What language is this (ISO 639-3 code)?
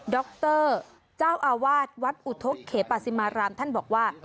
tha